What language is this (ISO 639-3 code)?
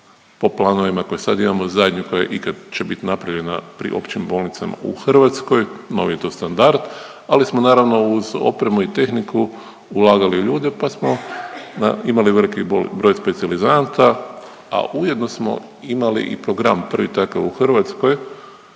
hrv